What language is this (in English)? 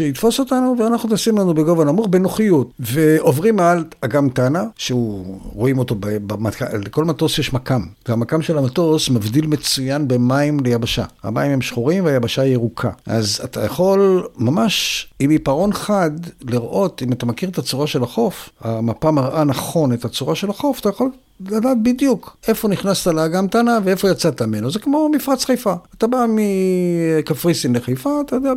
Hebrew